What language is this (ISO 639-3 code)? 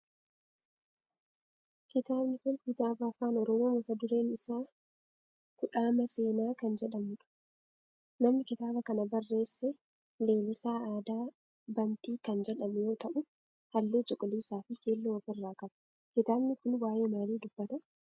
orm